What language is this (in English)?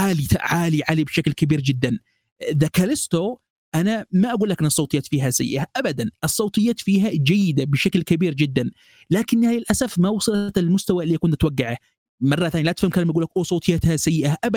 Arabic